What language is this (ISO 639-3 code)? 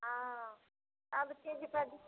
mai